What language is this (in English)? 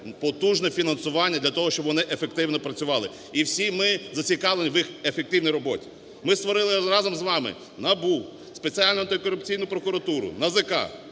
Ukrainian